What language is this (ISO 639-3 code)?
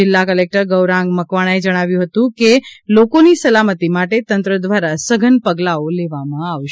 guj